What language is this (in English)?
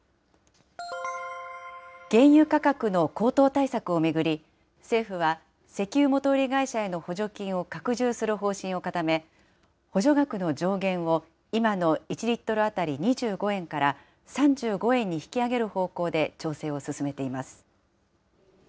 Japanese